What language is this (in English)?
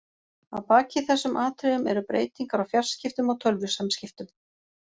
Icelandic